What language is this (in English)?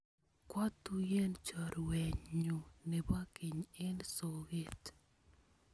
Kalenjin